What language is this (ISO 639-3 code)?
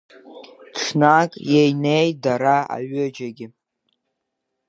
abk